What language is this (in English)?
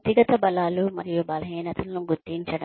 Telugu